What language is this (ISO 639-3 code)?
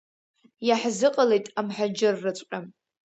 abk